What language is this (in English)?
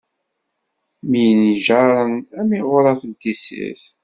Kabyle